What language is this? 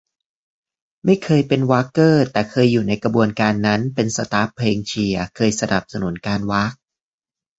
Thai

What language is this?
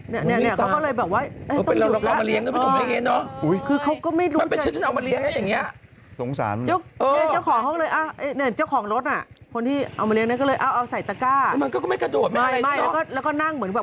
Thai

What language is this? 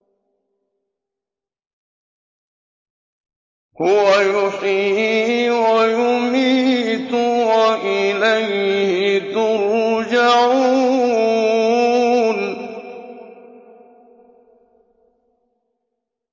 Arabic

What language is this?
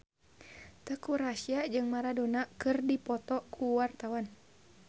Sundanese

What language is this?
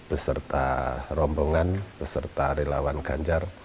Indonesian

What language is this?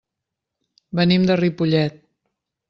Catalan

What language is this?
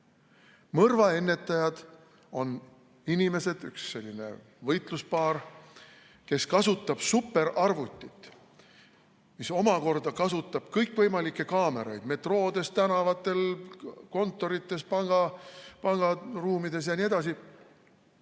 Estonian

